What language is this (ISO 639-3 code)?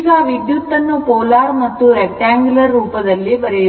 kan